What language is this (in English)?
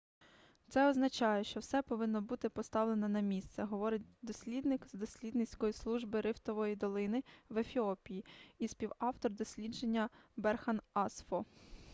Ukrainian